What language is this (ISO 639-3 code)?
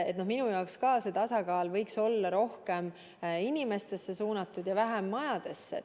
est